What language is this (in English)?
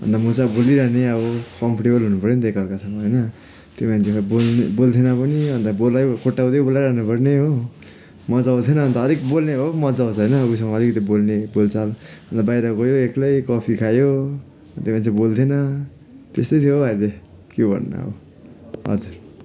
Nepali